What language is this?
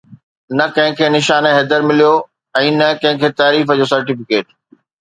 Sindhi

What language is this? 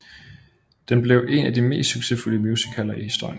Danish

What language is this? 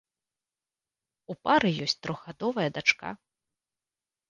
Belarusian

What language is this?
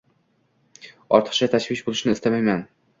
Uzbek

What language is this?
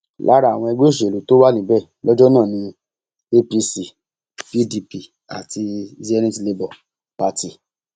Yoruba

